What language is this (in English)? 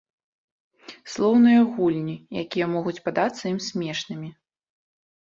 Belarusian